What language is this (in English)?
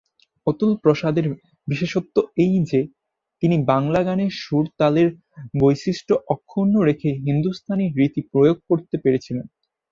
Bangla